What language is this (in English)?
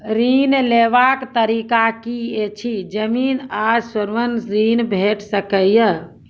Maithili